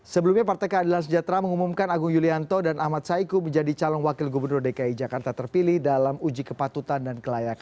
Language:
Indonesian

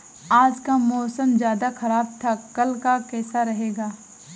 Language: Hindi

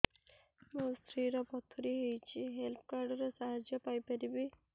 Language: Odia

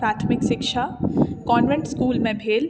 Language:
Maithili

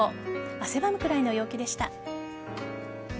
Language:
Japanese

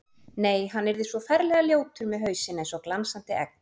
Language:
Icelandic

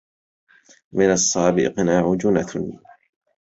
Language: Arabic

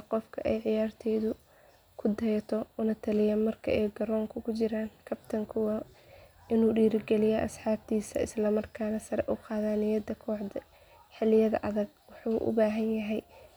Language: Somali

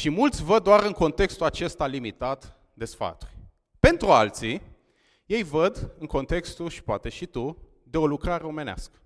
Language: Romanian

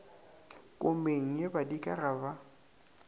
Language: Northern Sotho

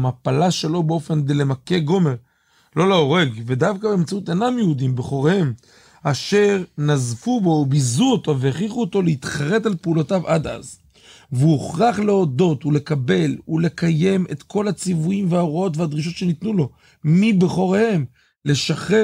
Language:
Hebrew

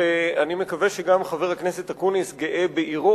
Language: Hebrew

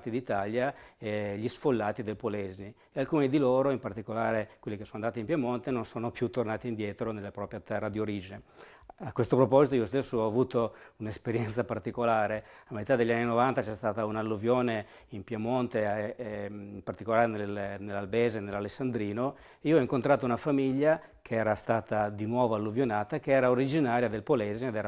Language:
Italian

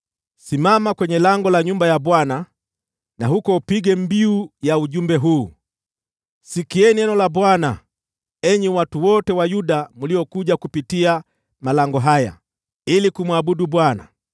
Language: Swahili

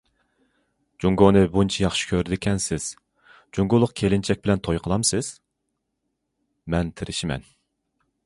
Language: Uyghur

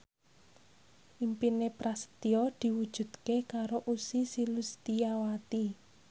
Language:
Javanese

